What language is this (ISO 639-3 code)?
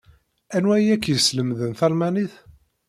kab